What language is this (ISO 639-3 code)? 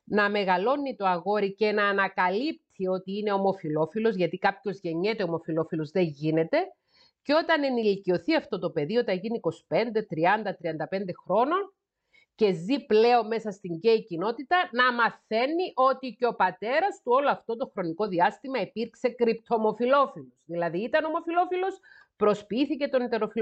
ell